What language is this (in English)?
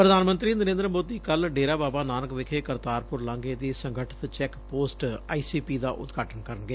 Punjabi